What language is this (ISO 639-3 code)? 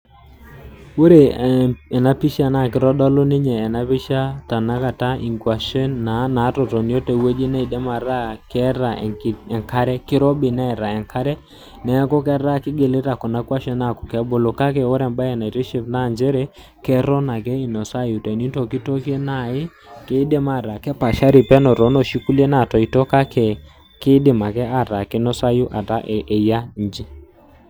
mas